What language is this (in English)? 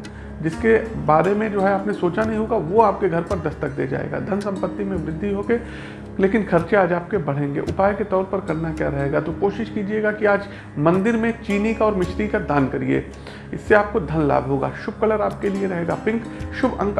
Hindi